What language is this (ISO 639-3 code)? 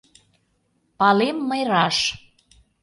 chm